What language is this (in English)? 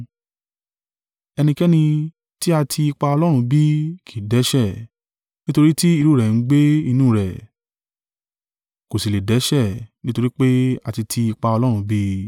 Yoruba